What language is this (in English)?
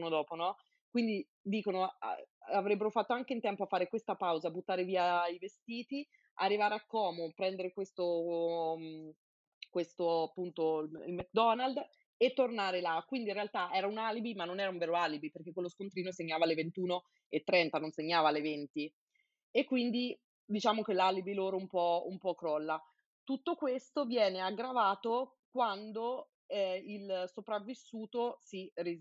Italian